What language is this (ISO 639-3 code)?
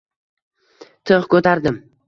uzb